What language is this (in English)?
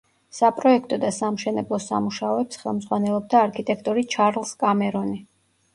Georgian